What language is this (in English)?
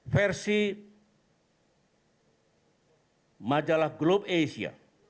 Indonesian